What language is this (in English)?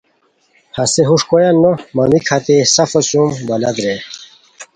Khowar